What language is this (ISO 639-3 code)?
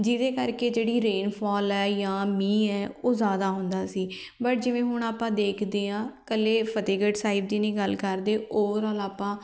pan